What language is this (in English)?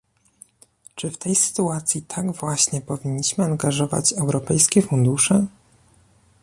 Polish